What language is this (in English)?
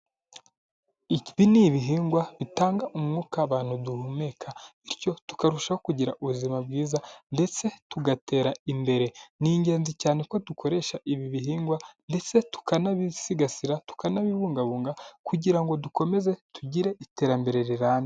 Kinyarwanda